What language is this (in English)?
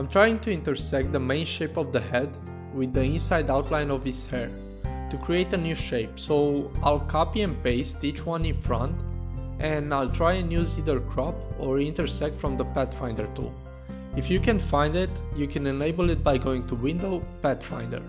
English